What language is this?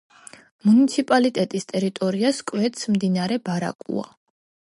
Georgian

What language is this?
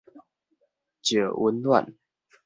Min Nan Chinese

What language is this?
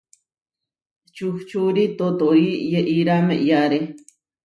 Huarijio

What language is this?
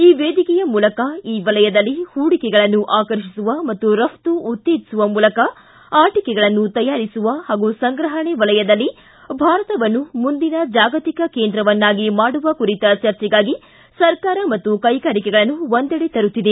Kannada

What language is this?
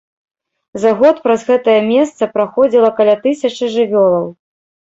Belarusian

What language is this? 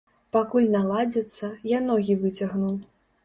Belarusian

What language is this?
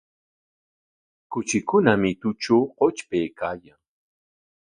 Corongo Ancash Quechua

